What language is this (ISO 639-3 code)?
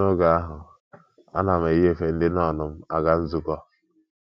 ibo